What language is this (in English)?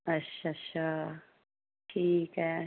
Dogri